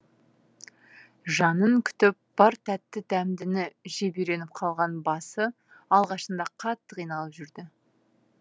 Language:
Kazakh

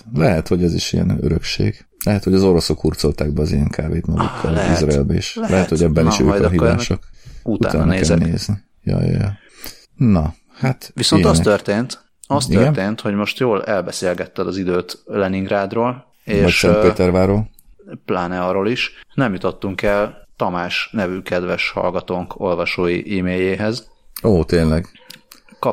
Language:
Hungarian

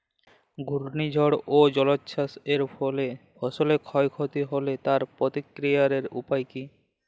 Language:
Bangla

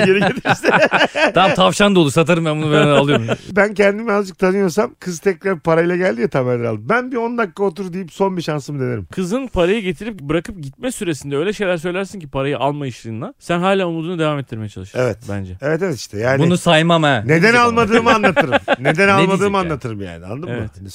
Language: Turkish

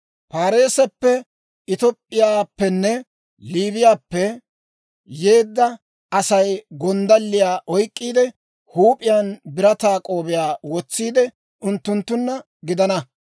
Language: Dawro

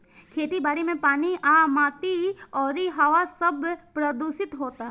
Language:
Bhojpuri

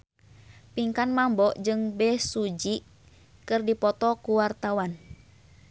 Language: Sundanese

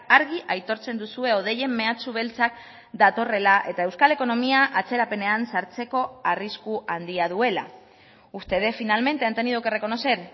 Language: Basque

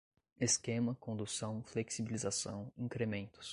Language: Portuguese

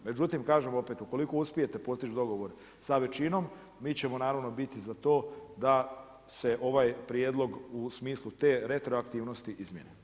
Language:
Croatian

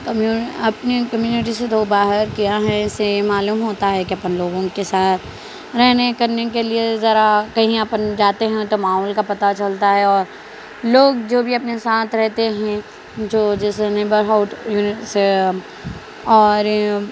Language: Urdu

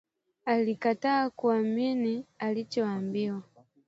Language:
Swahili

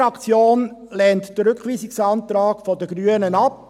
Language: Swiss German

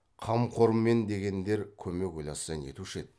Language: Kazakh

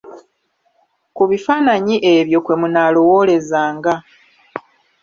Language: Ganda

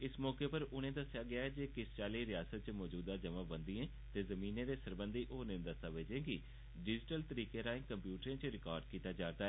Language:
Dogri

